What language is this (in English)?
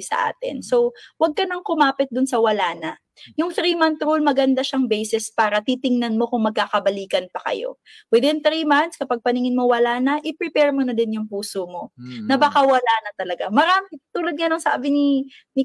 Filipino